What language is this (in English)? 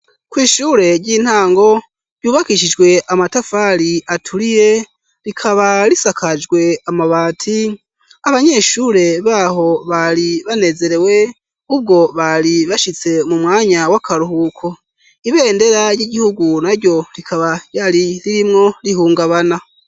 Rundi